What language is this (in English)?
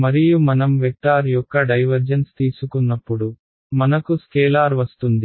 Telugu